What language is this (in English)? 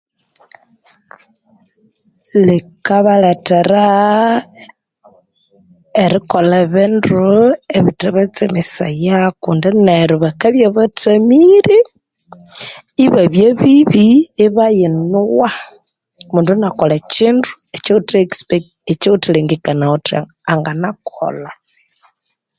Konzo